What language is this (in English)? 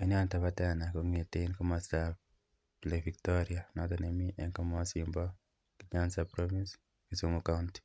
Kalenjin